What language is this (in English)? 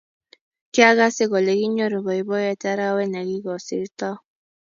Kalenjin